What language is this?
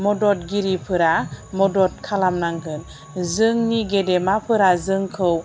Bodo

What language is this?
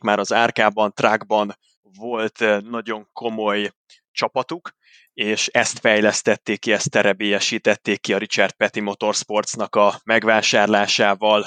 Hungarian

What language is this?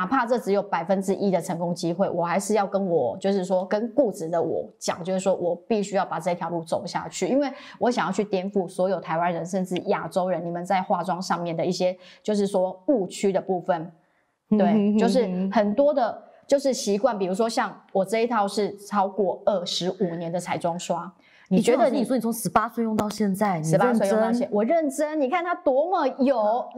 Chinese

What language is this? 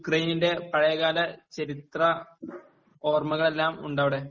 Malayalam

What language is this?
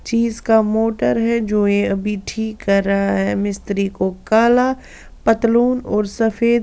Hindi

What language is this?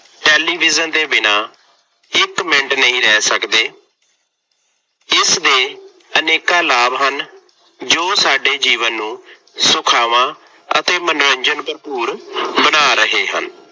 Punjabi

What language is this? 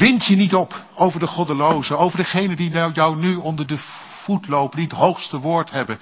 Dutch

